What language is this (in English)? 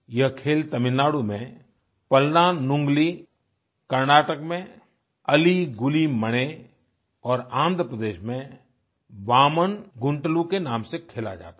Hindi